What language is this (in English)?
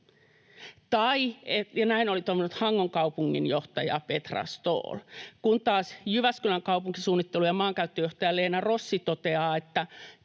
Finnish